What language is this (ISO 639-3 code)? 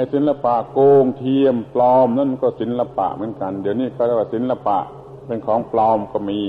tha